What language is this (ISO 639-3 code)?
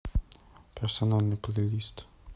rus